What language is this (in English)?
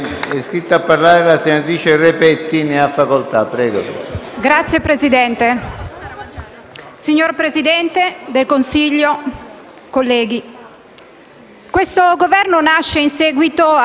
Italian